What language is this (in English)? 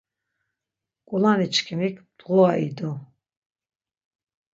Laz